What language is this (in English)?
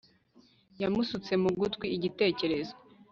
Kinyarwanda